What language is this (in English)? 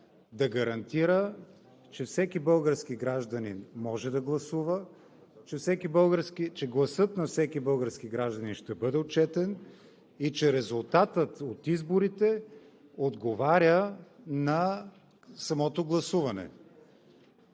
Bulgarian